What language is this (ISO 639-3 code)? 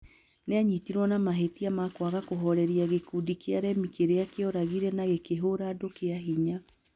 kik